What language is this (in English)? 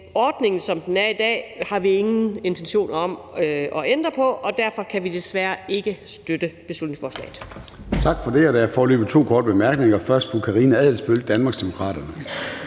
Danish